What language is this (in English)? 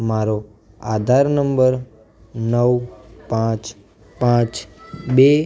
Gujarati